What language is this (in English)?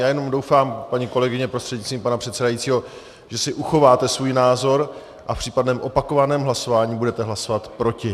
Czech